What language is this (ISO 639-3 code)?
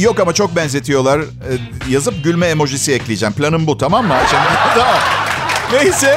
tur